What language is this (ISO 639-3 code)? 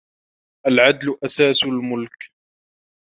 ara